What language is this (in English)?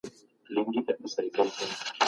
Pashto